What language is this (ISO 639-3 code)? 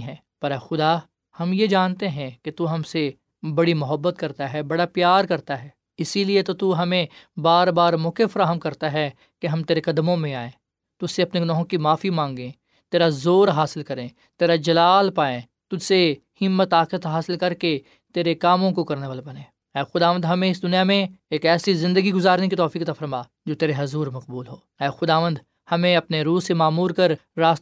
urd